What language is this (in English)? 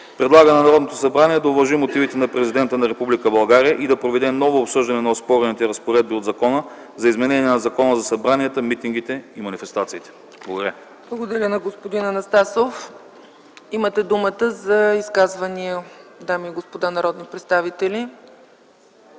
Bulgarian